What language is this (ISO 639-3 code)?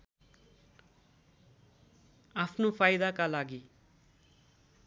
nep